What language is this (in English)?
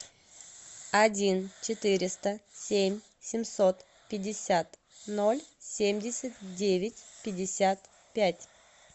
Russian